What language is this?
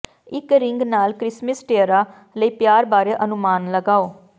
Punjabi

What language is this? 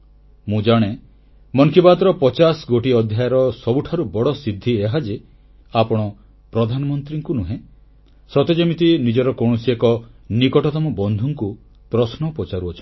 Odia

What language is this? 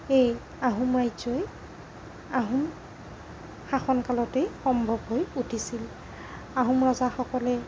Assamese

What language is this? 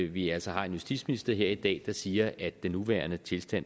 Danish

